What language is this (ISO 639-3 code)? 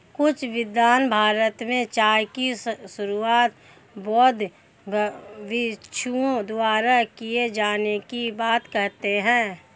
hin